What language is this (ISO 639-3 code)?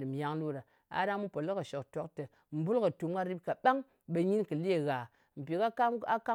anc